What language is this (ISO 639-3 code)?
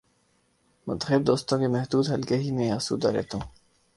urd